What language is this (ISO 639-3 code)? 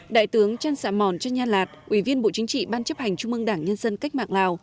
vie